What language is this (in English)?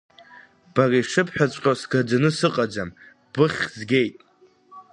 Abkhazian